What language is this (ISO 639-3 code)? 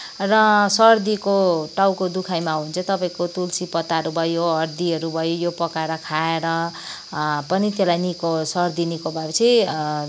nep